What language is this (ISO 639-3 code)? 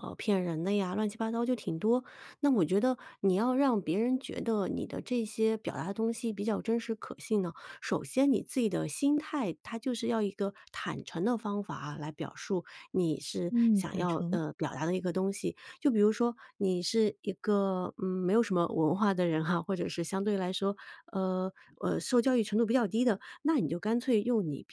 zho